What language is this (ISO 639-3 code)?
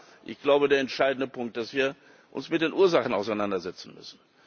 deu